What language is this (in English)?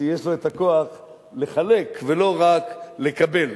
Hebrew